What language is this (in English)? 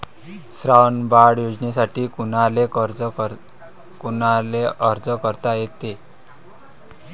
Marathi